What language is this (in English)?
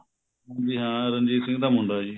Punjabi